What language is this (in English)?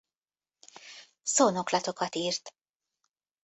Hungarian